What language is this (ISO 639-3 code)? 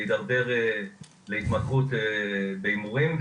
heb